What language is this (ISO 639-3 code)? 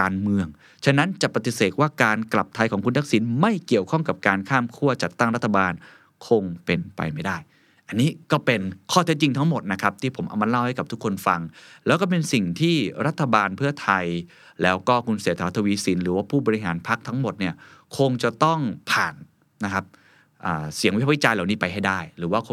tha